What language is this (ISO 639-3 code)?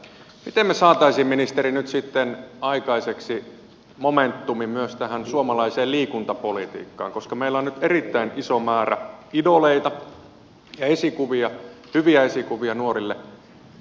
fin